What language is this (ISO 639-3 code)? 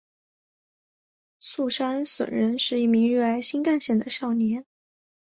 zho